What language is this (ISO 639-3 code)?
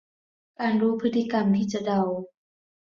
tha